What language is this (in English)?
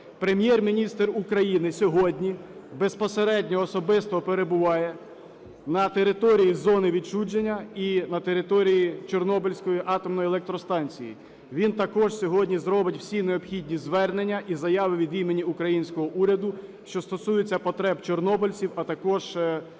Ukrainian